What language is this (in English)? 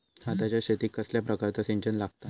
Marathi